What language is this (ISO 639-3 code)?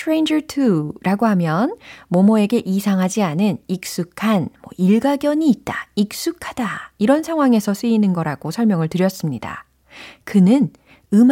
kor